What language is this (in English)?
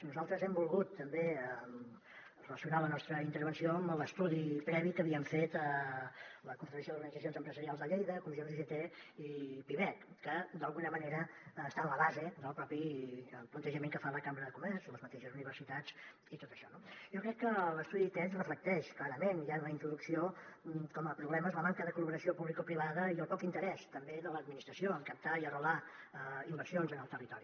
Catalan